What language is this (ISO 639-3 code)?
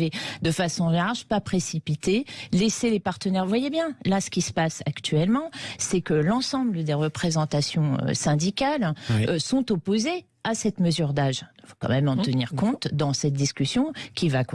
fra